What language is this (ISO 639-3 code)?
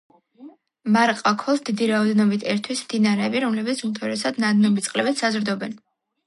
kat